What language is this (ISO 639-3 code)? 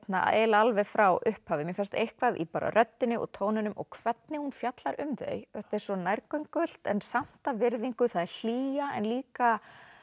isl